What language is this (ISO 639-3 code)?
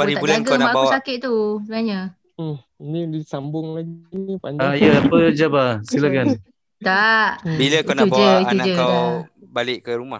msa